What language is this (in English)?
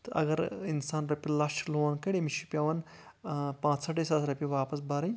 Kashmiri